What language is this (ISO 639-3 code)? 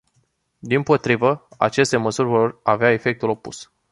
ron